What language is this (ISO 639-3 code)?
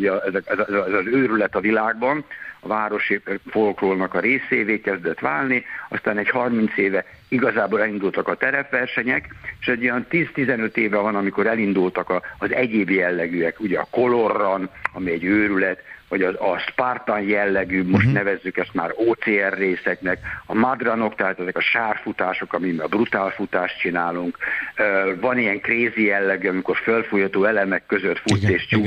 hun